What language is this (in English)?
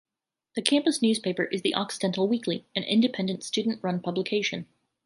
English